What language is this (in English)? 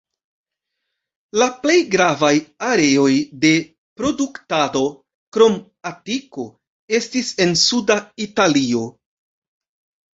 Esperanto